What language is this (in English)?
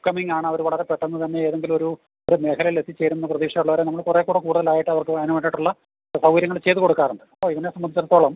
Malayalam